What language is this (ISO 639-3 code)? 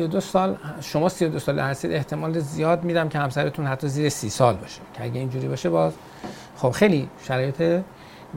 fas